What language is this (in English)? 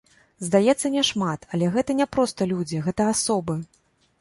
Belarusian